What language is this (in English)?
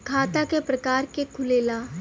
Bhojpuri